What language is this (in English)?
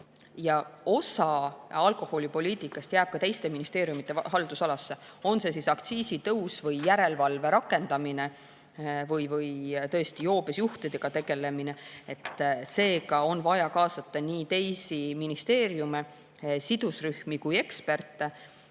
Estonian